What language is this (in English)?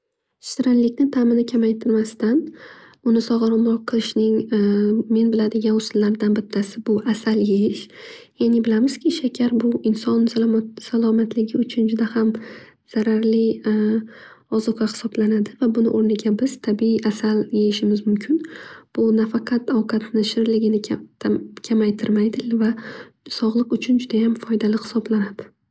Uzbek